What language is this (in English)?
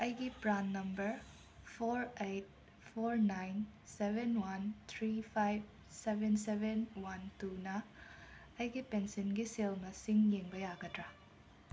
Manipuri